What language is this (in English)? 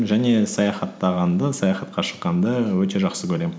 Kazakh